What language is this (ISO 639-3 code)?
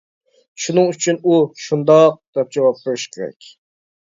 uig